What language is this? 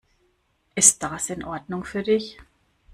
German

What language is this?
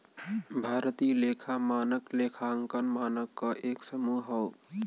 Bhojpuri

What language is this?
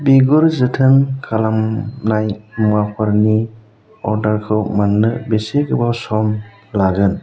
Bodo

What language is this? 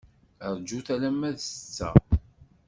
Kabyle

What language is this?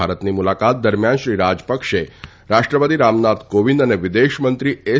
Gujarati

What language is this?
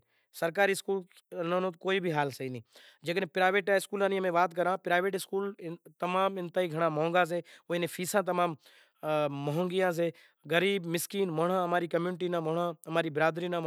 Kachi Koli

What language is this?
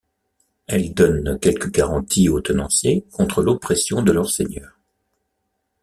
French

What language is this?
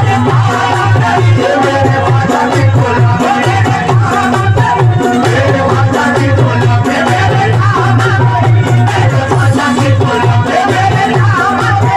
Arabic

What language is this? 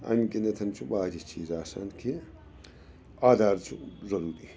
Kashmiri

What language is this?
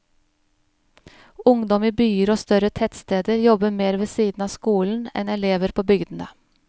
Norwegian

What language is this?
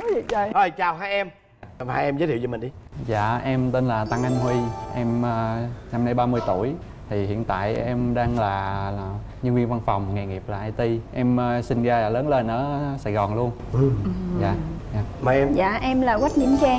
Vietnamese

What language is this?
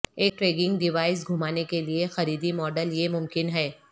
Urdu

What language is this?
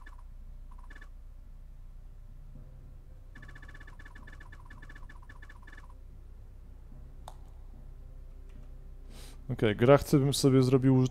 Polish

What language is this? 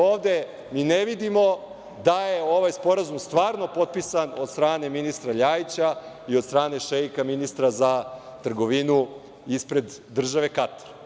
Serbian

